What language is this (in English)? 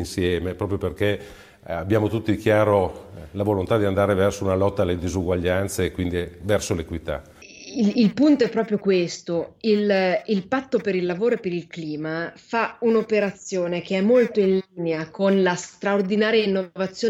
Italian